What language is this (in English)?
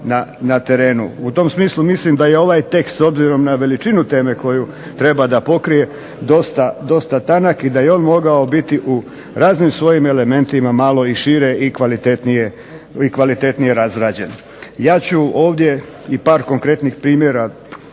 Croatian